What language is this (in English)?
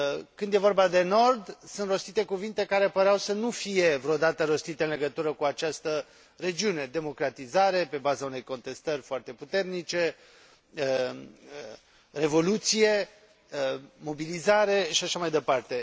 Romanian